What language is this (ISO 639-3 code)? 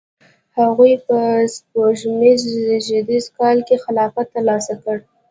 pus